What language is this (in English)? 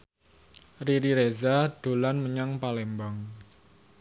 Javanese